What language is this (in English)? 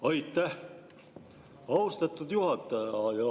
Estonian